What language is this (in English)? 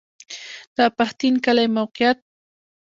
Pashto